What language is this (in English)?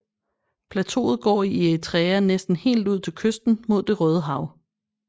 Danish